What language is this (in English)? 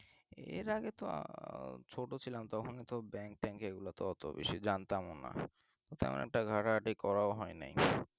Bangla